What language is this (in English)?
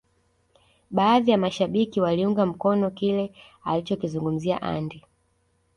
Swahili